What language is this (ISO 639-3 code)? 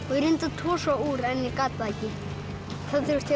isl